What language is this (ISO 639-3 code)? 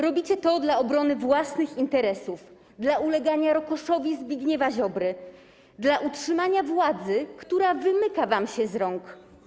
pol